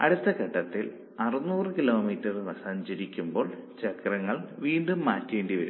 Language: Malayalam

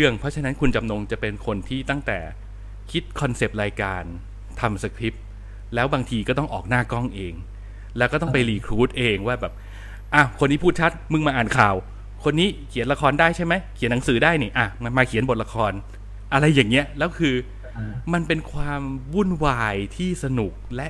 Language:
Thai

